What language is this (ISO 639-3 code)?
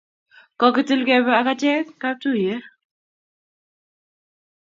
kln